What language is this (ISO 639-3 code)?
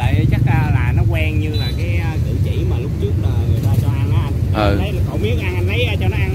vie